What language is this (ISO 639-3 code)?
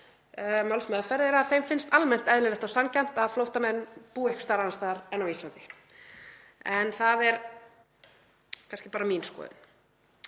isl